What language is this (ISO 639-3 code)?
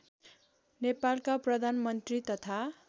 nep